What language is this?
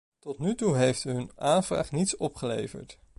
Dutch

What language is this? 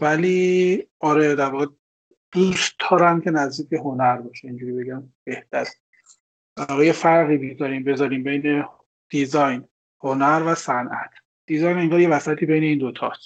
Persian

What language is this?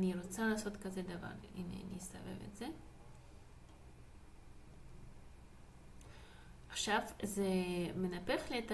Hebrew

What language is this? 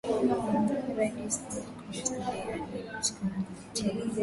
Swahili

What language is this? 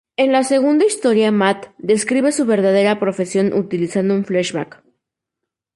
Spanish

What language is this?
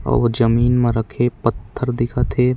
Chhattisgarhi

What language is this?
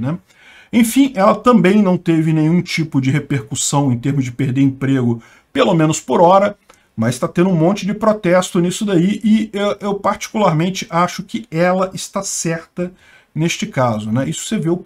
Portuguese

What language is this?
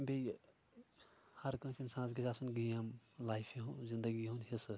Kashmiri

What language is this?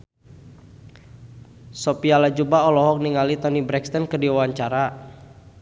Sundanese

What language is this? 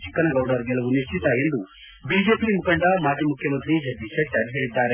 Kannada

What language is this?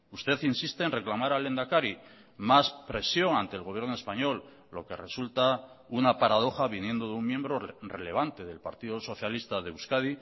Spanish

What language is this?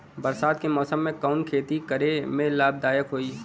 Bhojpuri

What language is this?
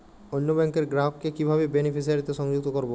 Bangla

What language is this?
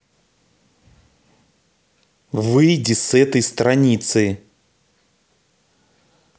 Russian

